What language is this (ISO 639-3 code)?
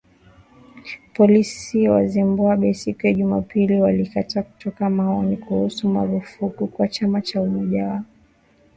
swa